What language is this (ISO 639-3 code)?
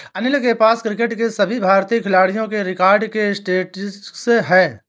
hin